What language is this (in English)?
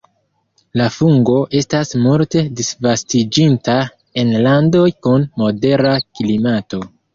Esperanto